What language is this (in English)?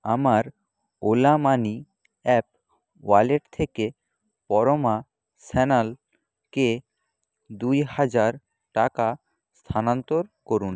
Bangla